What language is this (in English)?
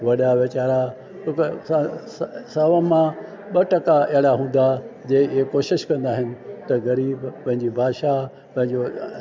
Sindhi